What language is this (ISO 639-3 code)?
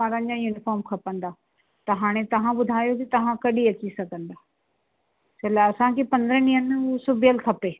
snd